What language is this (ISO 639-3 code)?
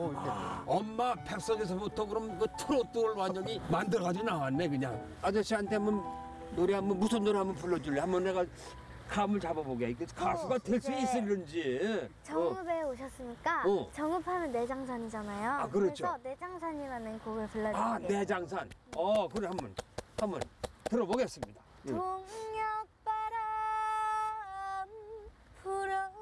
kor